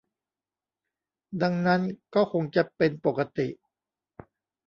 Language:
Thai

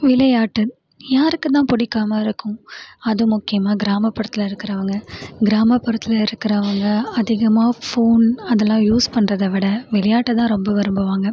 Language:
Tamil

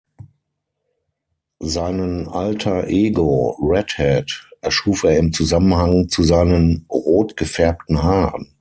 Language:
German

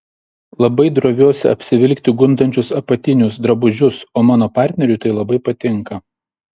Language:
Lithuanian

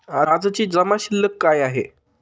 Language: Marathi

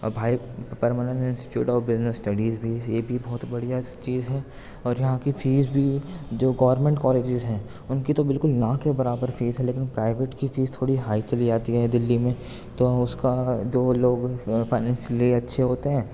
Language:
Urdu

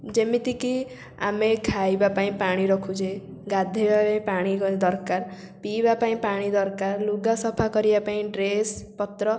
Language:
Odia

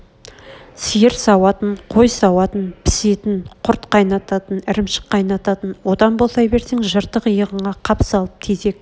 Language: Kazakh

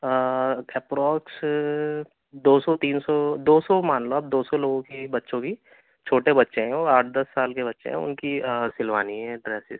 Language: Urdu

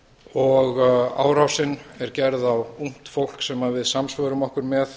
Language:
Icelandic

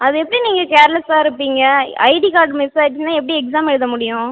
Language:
Tamil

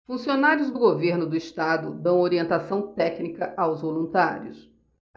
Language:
Portuguese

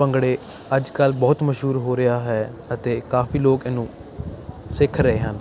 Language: Punjabi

